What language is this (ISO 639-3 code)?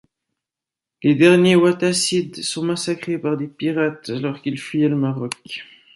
fra